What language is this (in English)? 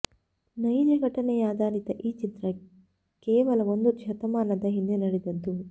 Kannada